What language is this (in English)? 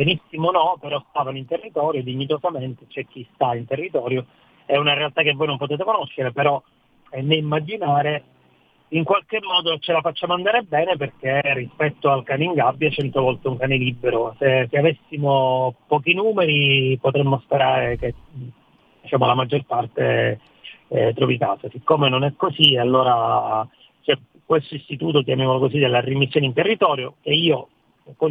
Italian